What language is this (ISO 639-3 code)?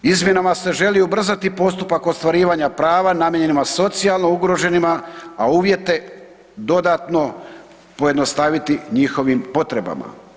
hrv